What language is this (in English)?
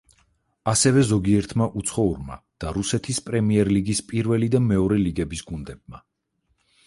Georgian